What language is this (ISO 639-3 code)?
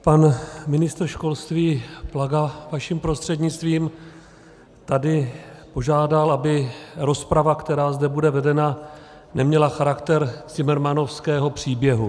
ces